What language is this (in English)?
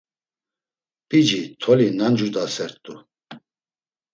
Laz